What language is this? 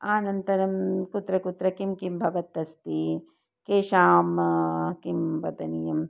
Sanskrit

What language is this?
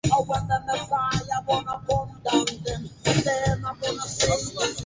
Swahili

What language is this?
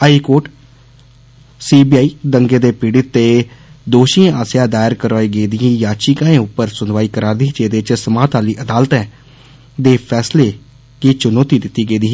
Dogri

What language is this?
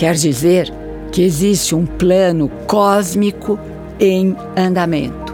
Portuguese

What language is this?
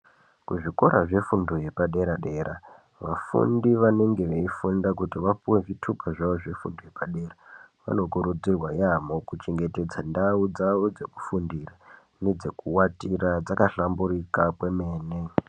Ndau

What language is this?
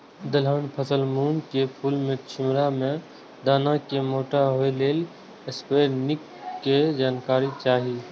Maithili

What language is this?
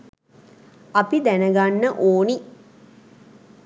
Sinhala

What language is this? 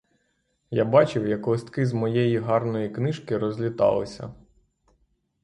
Ukrainian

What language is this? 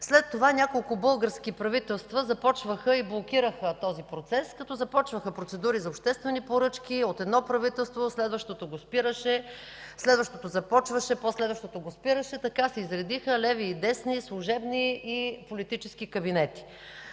Bulgarian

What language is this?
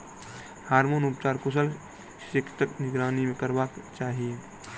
Maithili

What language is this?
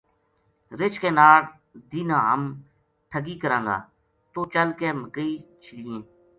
Gujari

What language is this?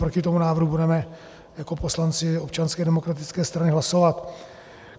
Czech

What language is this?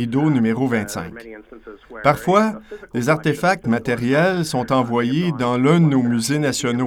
French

